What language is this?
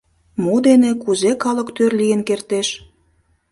Mari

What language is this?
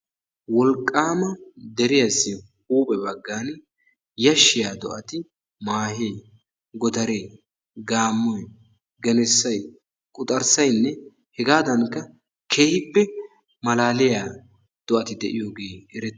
Wolaytta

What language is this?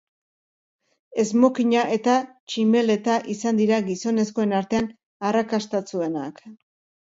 Basque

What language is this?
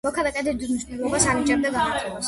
Georgian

